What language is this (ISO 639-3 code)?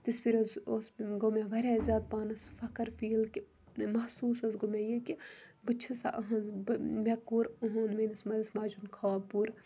kas